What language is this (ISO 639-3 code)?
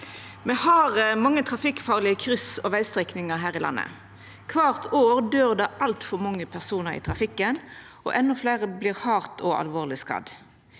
nor